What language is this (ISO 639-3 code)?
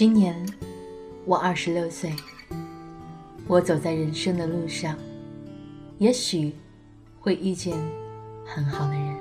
zho